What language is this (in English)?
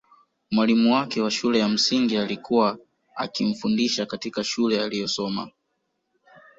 Swahili